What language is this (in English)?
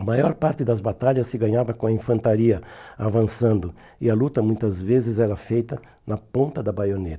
Portuguese